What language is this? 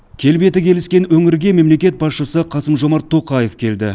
Kazakh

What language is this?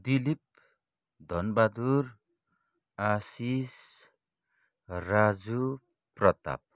Nepali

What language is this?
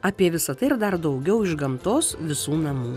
Lithuanian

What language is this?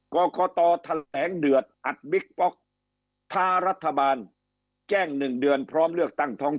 Thai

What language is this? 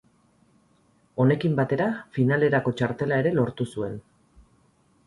Basque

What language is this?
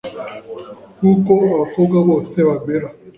Kinyarwanda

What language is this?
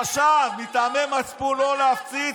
Hebrew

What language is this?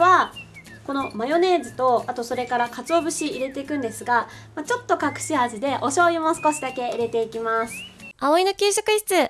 Japanese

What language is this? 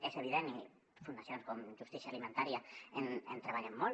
Catalan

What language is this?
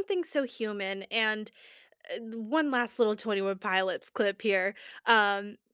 English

